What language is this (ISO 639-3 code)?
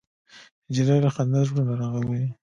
pus